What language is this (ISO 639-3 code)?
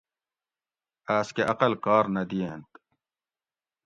gwc